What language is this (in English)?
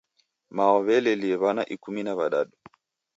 Taita